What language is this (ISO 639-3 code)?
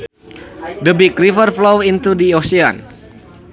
sun